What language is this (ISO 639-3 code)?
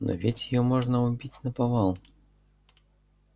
rus